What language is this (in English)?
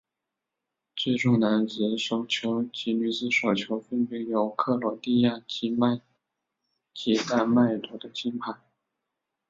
Chinese